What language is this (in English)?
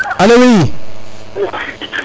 Serer